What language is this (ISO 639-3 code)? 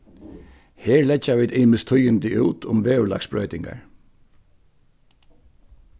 fao